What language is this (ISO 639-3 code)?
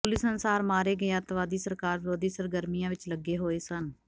pan